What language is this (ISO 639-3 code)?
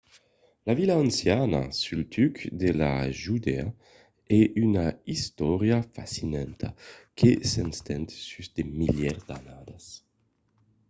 oci